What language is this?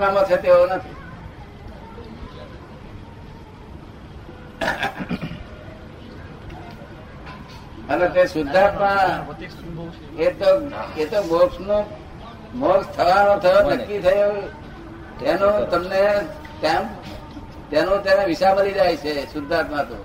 Gujarati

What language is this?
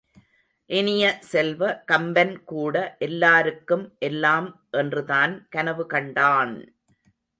Tamil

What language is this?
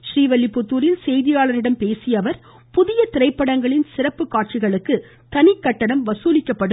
Tamil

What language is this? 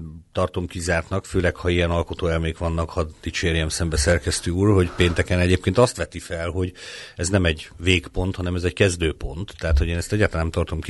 Hungarian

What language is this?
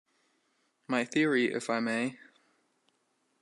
English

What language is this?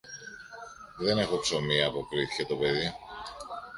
Greek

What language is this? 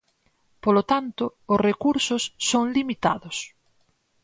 Galician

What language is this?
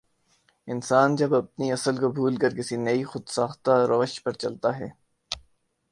Urdu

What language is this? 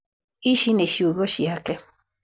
Kikuyu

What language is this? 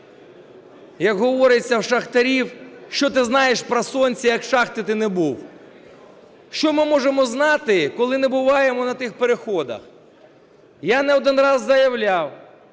Ukrainian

